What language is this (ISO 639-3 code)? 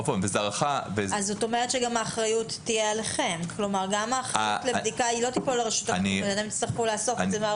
heb